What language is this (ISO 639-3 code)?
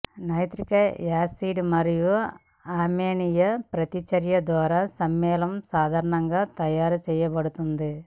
tel